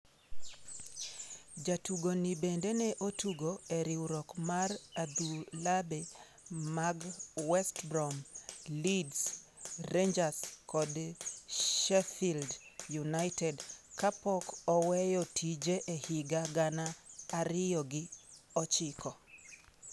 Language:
Luo (Kenya and Tanzania)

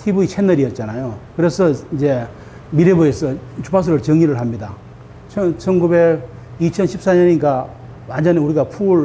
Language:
Korean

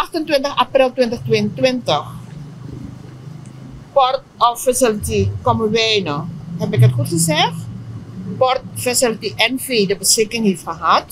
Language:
Dutch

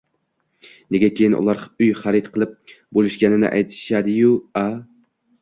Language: Uzbek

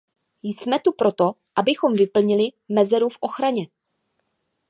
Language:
Czech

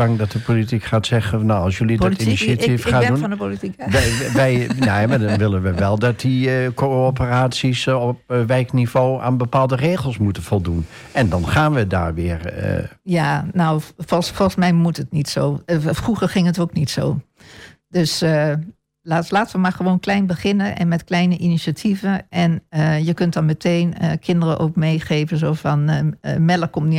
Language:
Dutch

